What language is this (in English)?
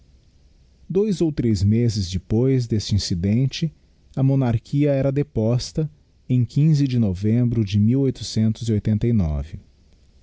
Portuguese